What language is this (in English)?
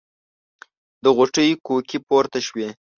Pashto